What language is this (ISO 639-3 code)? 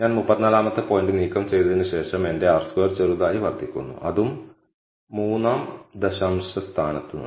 mal